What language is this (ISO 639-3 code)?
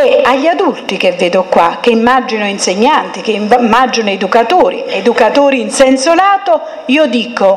ita